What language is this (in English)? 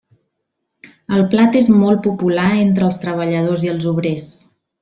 Catalan